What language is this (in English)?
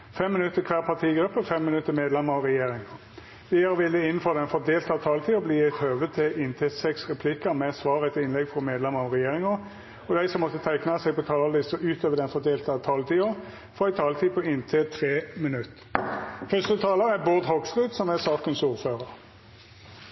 Norwegian Nynorsk